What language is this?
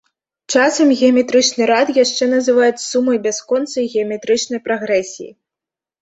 Belarusian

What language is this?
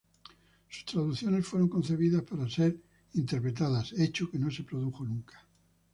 Spanish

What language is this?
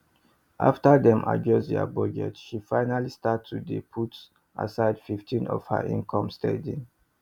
Nigerian Pidgin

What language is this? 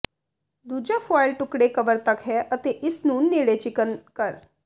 Punjabi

